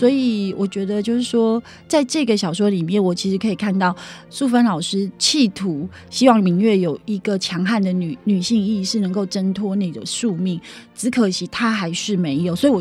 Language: Chinese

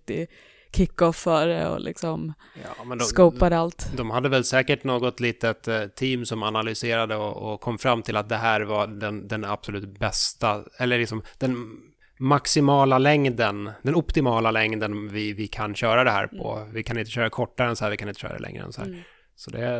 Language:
Swedish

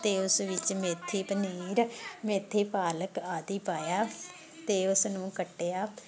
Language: Punjabi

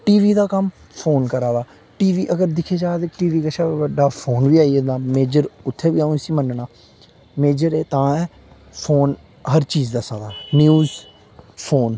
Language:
Dogri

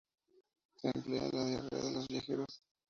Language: Spanish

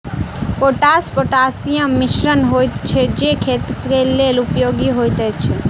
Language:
Maithili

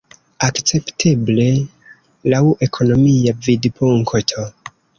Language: Esperanto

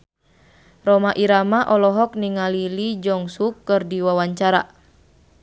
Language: Sundanese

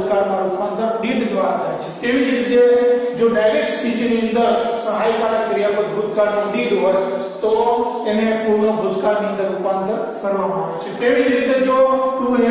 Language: Romanian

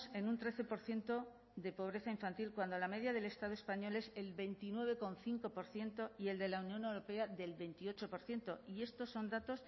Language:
Spanish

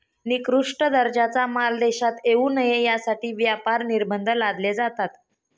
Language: Marathi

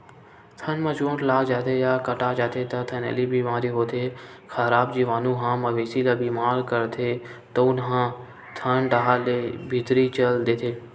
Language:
Chhattisgarhi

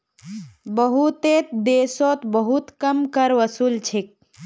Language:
Magahi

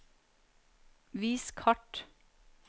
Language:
Norwegian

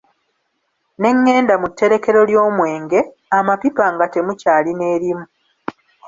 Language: Ganda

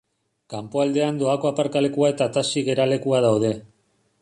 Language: Basque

